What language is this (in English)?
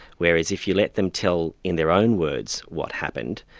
English